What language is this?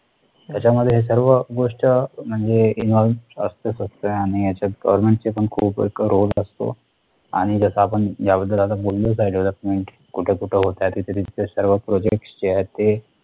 Marathi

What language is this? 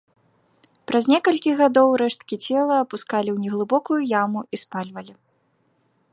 Belarusian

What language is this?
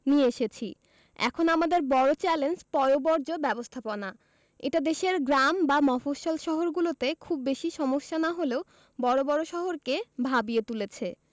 Bangla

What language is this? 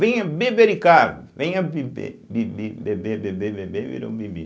Portuguese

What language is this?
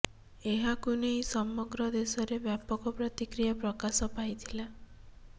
Odia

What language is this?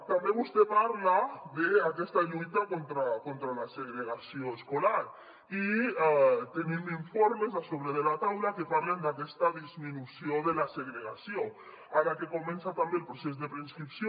Catalan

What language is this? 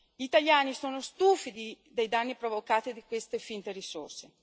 Italian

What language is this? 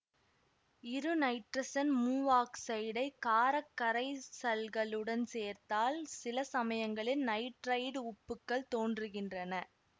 Tamil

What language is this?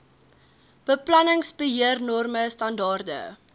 Afrikaans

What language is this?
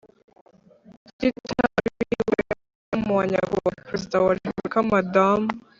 Kinyarwanda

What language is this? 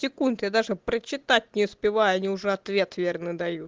Russian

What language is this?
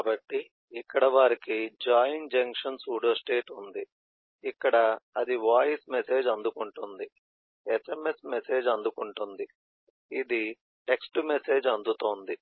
Telugu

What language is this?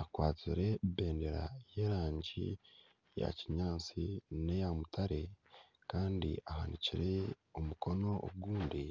Nyankole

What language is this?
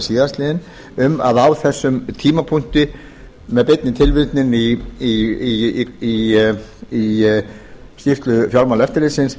Icelandic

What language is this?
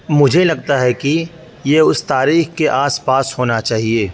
Urdu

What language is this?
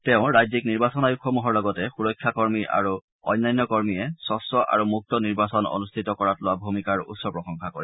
Assamese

